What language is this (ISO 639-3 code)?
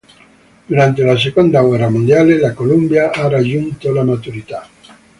ita